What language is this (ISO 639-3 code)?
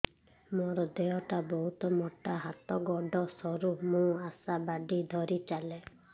ori